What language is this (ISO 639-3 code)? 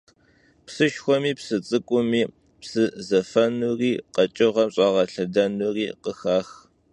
kbd